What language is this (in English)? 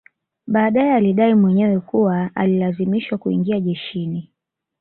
Swahili